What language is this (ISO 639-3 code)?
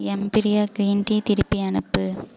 tam